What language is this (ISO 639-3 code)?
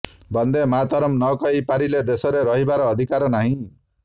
ori